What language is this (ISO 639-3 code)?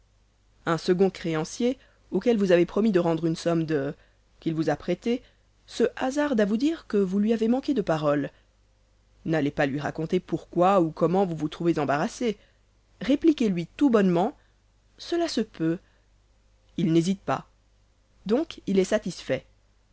fra